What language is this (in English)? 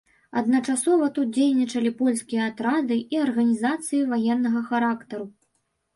Belarusian